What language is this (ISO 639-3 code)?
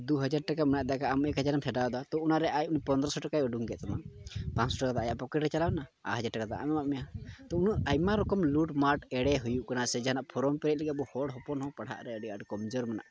sat